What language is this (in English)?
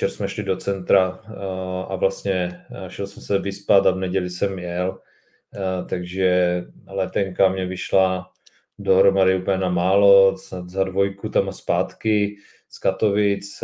Czech